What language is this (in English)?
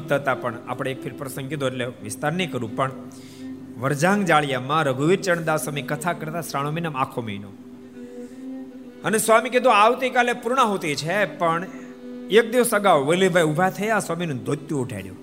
Gujarati